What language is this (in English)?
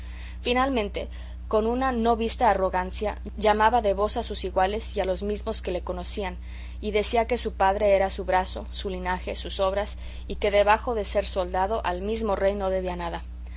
Spanish